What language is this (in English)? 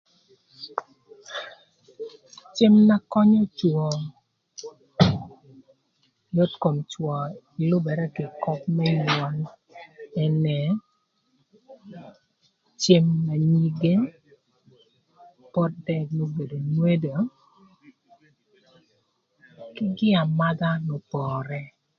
Thur